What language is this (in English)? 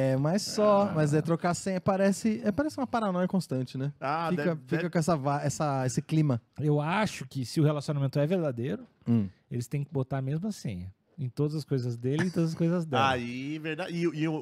Portuguese